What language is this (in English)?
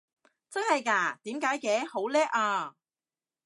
Cantonese